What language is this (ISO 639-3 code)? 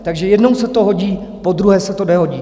ces